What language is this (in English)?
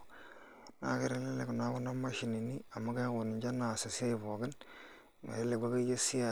Masai